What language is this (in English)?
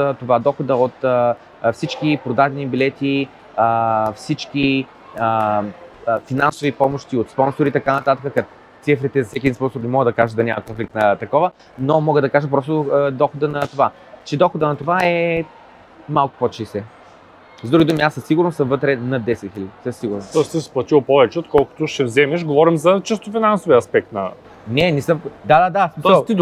Bulgarian